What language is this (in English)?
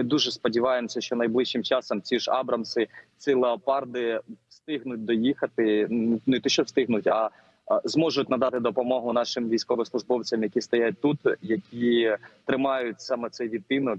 Ukrainian